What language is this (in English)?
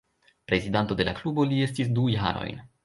Esperanto